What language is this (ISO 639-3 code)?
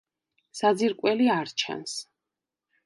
kat